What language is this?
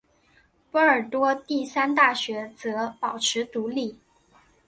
Chinese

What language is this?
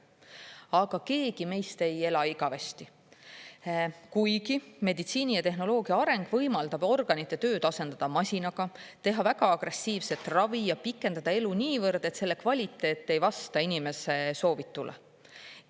Estonian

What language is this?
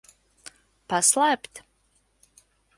Latvian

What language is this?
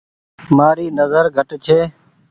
Goaria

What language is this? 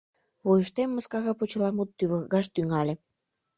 Mari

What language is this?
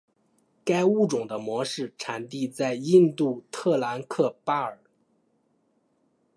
Chinese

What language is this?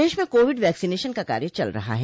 Hindi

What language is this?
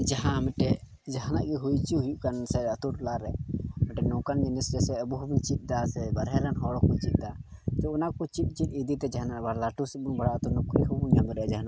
Santali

